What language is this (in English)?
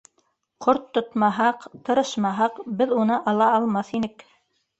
Bashkir